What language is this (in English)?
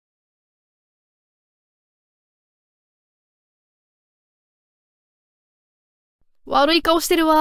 Japanese